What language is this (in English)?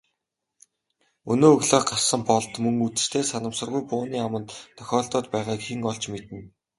Mongolian